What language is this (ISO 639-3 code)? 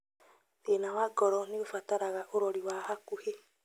kik